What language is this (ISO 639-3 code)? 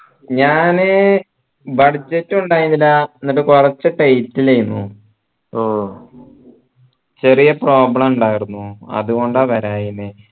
mal